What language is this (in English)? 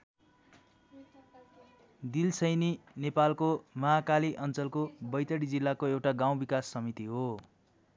Nepali